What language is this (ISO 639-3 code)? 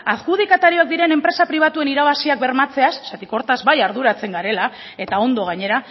eus